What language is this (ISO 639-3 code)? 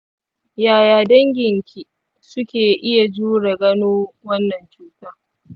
hau